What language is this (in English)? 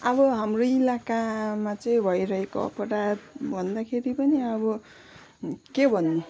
Nepali